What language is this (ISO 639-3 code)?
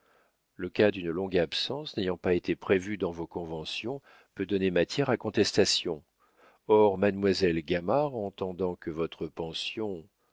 fra